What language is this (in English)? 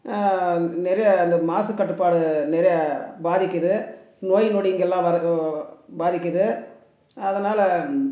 Tamil